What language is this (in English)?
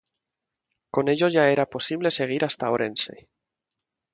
Spanish